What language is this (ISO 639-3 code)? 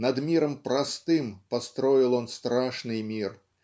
rus